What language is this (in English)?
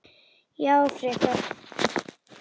Icelandic